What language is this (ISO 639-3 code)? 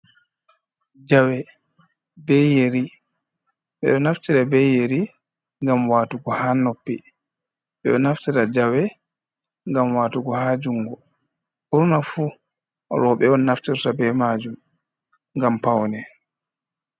ful